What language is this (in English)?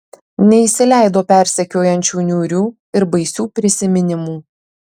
Lithuanian